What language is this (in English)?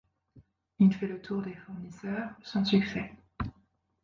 French